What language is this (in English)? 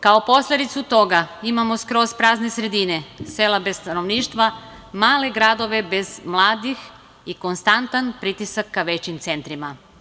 Serbian